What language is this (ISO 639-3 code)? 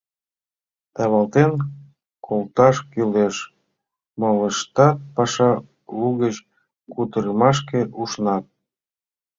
chm